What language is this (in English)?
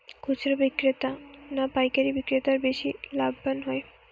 Bangla